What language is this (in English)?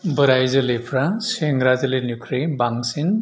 Bodo